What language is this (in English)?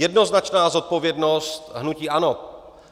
Czech